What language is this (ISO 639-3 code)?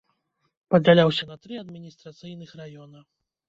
bel